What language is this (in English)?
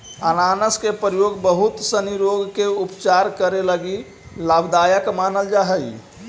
Magahi